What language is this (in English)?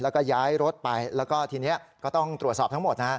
Thai